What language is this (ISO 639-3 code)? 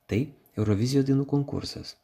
lit